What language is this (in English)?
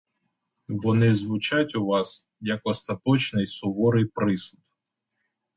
Ukrainian